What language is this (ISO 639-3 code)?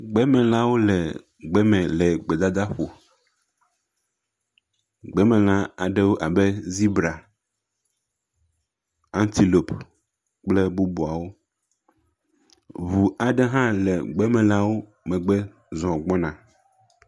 ewe